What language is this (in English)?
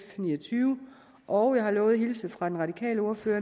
Danish